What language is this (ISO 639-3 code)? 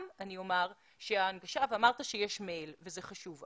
heb